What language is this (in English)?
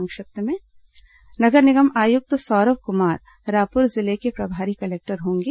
Hindi